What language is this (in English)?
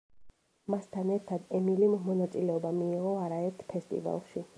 Georgian